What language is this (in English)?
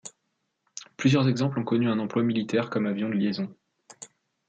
French